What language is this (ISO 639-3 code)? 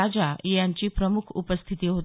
mar